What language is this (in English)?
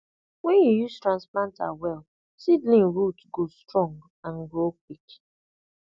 Nigerian Pidgin